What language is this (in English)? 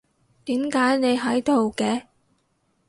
Cantonese